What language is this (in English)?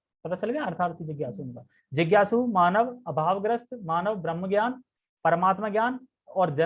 Hindi